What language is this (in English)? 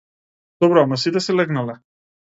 Macedonian